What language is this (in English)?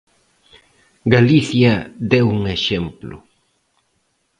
Galician